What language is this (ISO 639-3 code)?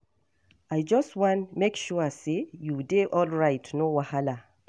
pcm